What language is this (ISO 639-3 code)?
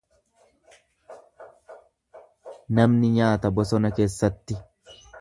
orm